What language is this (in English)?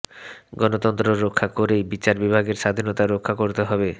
Bangla